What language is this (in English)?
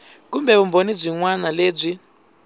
Tsonga